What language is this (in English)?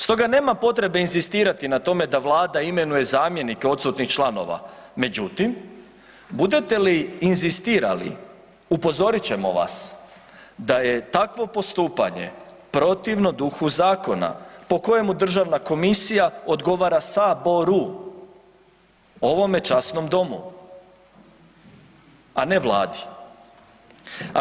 Croatian